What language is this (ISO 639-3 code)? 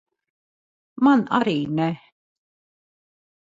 lav